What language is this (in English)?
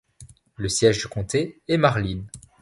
French